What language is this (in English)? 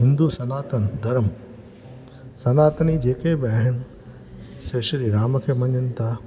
Sindhi